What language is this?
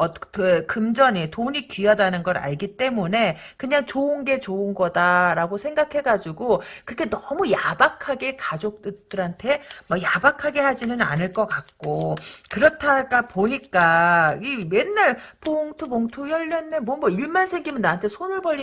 Korean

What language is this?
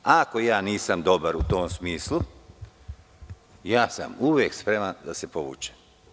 Serbian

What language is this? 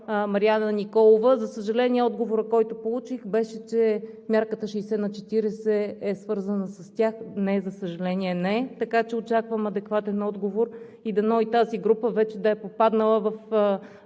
Bulgarian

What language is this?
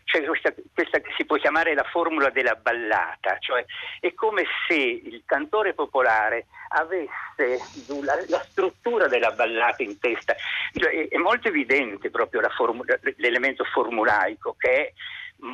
Italian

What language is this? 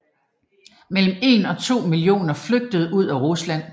Danish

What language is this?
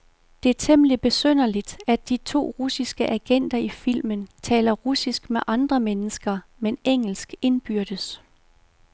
Danish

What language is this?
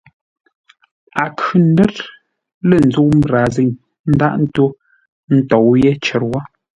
Ngombale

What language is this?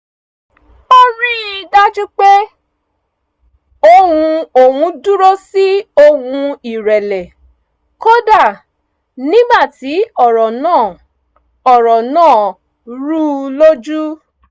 Yoruba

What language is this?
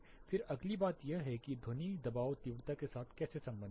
Hindi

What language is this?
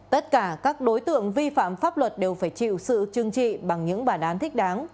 Vietnamese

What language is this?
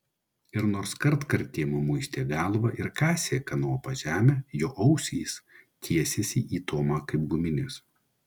Lithuanian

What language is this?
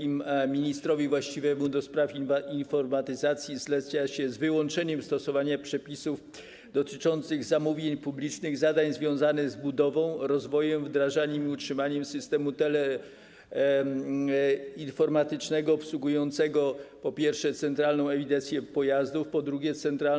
Polish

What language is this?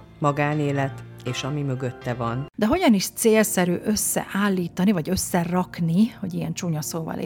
Hungarian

